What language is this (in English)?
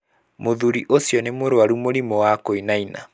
Kikuyu